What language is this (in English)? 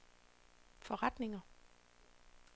Danish